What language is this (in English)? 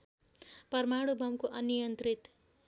Nepali